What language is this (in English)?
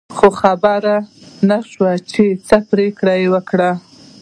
Pashto